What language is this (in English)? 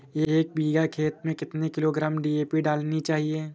Hindi